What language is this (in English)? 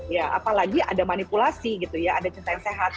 Indonesian